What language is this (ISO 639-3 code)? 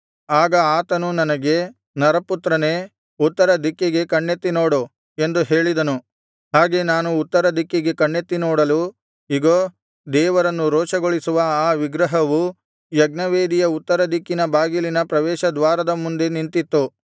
kan